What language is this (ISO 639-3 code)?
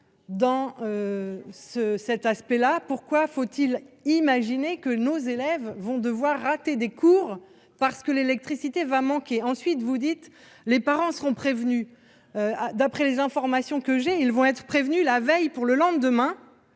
fra